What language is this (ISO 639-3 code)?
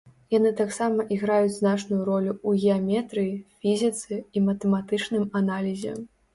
bel